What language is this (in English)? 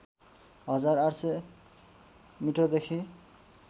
Nepali